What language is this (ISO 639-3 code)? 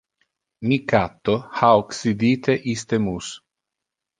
ina